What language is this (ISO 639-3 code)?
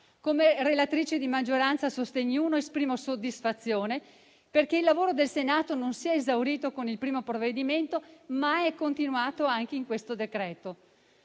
ita